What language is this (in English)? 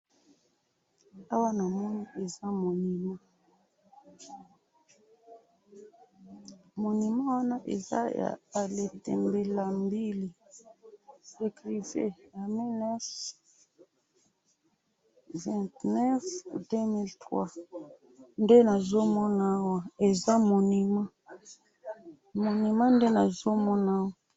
Lingala